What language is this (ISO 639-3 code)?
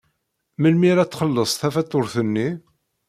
kab